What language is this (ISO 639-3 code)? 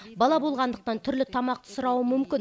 kaz